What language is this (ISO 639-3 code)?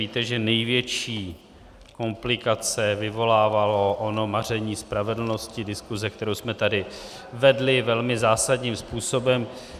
ces